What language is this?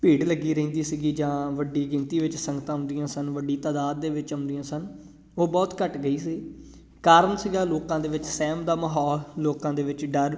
Punjabi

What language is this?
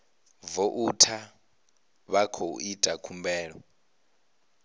Venda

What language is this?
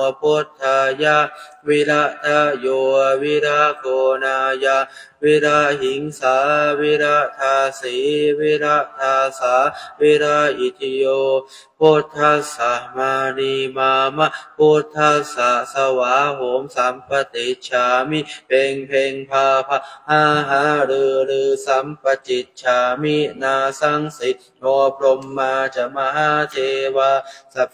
Thai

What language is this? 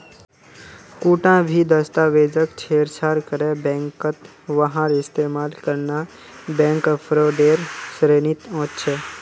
Magahi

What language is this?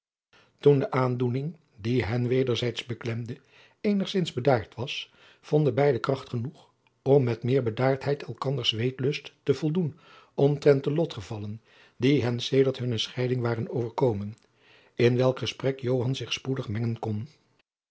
Dutch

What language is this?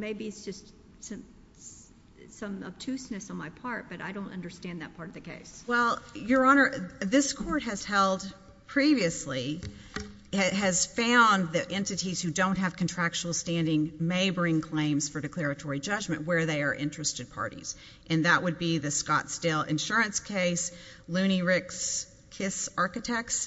English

